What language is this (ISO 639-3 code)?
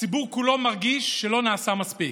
heb